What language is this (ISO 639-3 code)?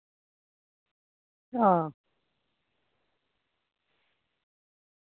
doi